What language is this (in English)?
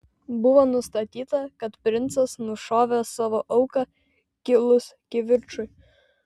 Lithuanian